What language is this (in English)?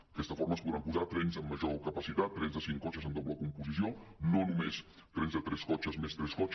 Catalan